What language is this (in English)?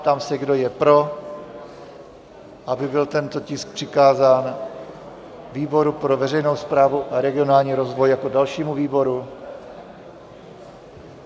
Czech